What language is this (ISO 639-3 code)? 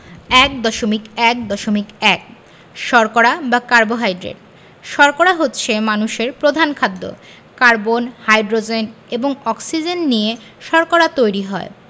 ben